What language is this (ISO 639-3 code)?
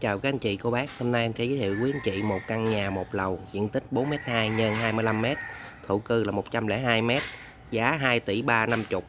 vie